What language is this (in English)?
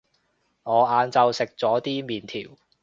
Cantonese